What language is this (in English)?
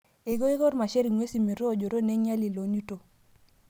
Masai